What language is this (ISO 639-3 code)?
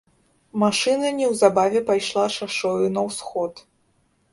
bel